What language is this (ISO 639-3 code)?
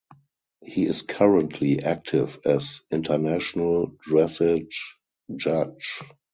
eng